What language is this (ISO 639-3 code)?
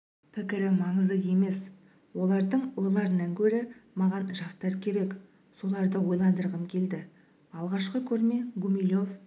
kaz